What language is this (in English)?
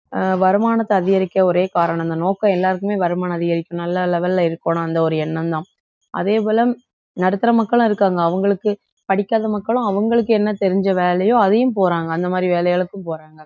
Tamil